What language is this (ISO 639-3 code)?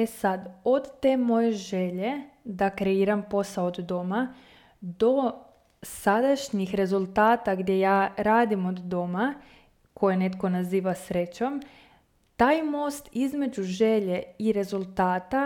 hrv